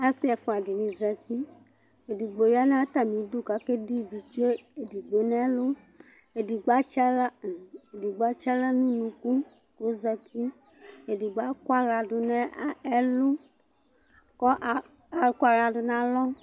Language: Ikposo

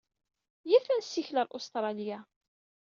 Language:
Kabyle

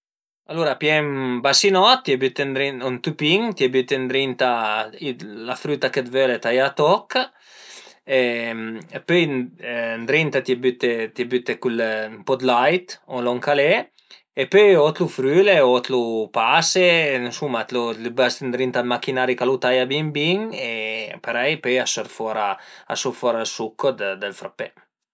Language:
Piedmontese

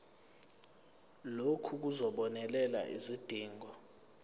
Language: Zulu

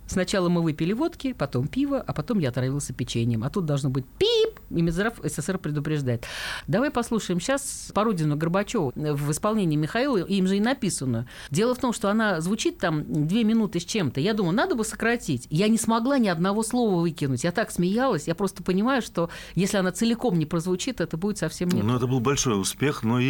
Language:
Russian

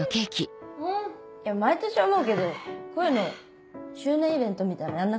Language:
Japanese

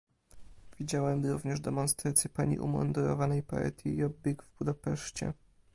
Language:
Polish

